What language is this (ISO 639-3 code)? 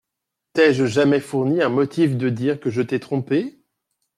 fra